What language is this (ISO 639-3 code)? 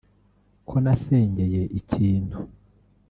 kin